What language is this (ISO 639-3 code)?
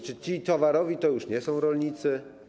pol